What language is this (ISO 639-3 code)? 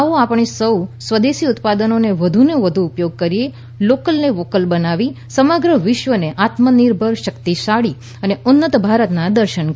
guj